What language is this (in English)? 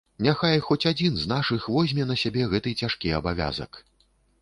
Belarusian